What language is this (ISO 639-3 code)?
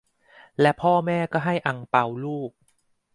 tha